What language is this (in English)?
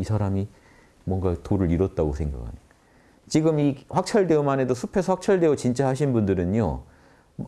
Korean